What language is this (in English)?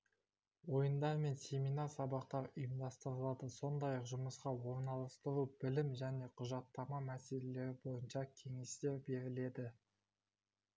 Kazakh